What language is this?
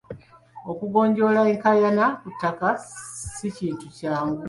Ganda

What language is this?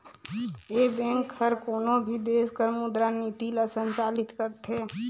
Chhattisgarhi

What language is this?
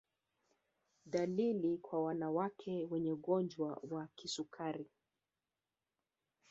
Swahili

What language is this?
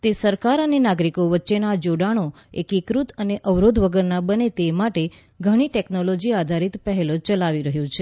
Gujarati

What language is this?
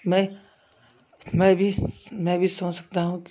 Hindi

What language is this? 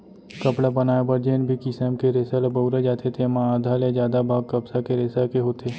Chhattisgarhi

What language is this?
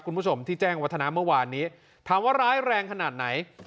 Thai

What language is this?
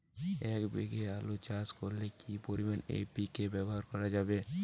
Bangla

